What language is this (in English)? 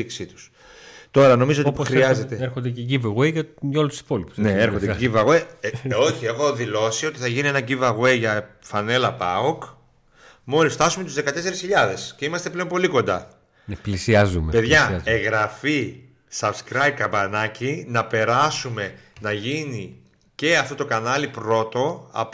Greek